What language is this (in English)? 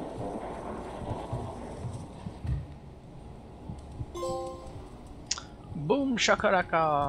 French